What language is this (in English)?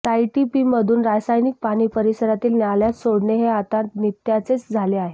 Marathi